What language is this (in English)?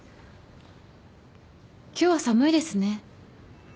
Japanese